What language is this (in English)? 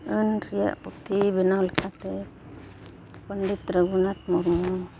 Santali